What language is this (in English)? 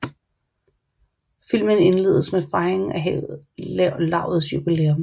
Danish